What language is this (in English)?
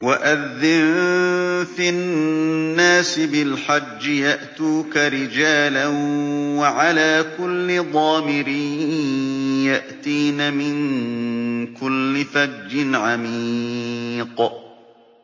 Arabic